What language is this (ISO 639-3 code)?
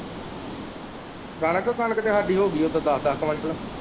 pan